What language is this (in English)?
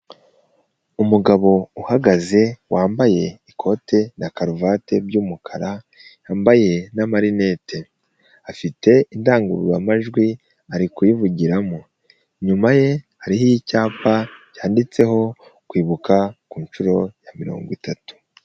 Kinyarwanda